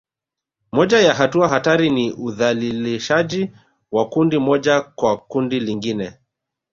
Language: Swahili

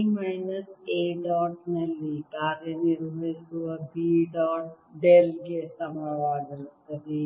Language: Kannada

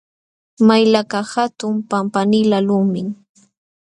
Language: Jauja Wanca Quechua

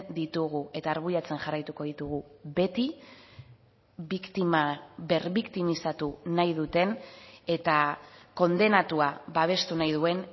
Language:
Basque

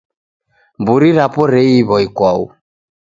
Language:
Taita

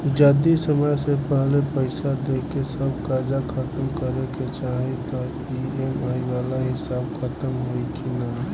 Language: Bhojpuri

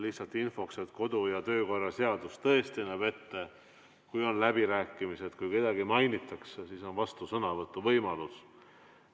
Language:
Estonian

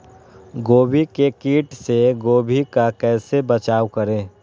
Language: Magahi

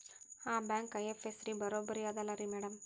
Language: Kannada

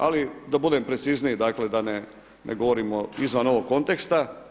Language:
Croatian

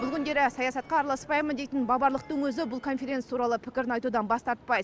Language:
Kazakh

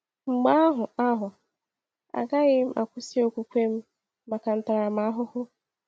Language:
Igbo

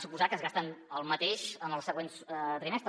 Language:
Catalan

